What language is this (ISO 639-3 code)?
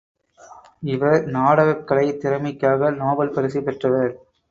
tam